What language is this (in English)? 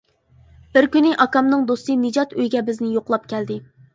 Uyghur